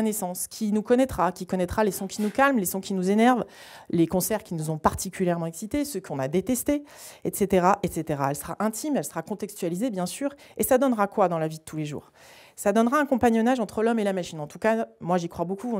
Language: French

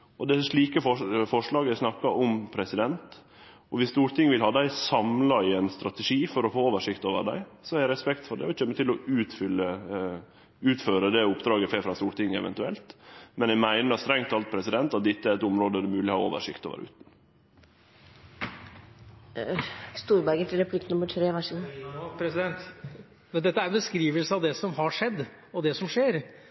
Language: Norwegian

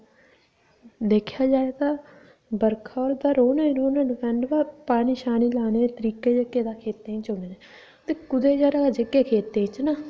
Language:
Dogri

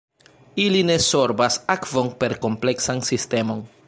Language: Esperanto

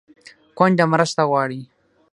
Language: Pashto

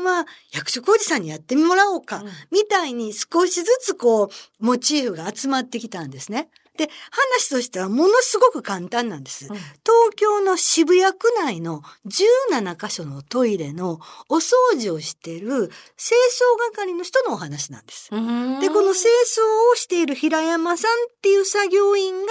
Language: Japanese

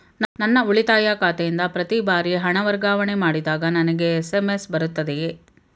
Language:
Kannada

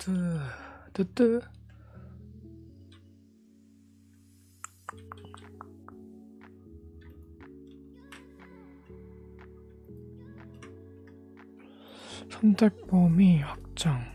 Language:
Korean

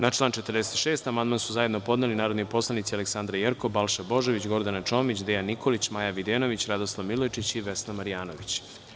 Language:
Serbian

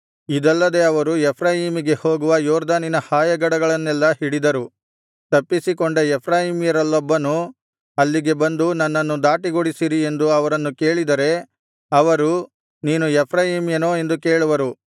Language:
Kannada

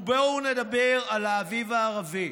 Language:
Hebrew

